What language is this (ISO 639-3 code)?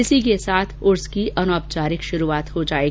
hin